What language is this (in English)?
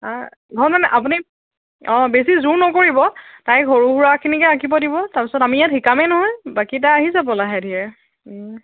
Assamese